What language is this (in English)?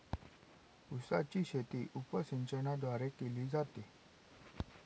Marathi